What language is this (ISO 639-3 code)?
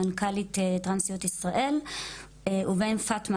heb